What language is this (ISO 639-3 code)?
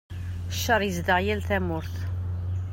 kab